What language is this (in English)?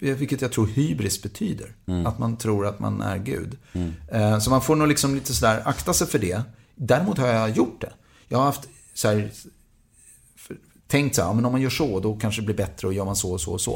Swedish